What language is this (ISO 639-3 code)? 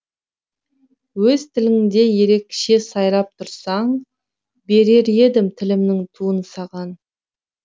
kaz